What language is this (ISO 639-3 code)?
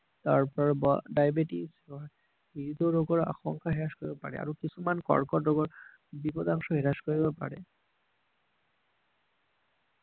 asm